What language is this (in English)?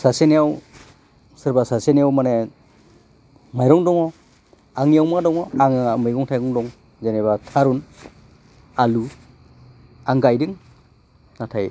Bodo